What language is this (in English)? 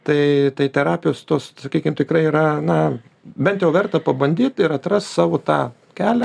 Lithuanian